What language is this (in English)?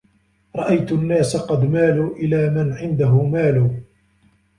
Arabic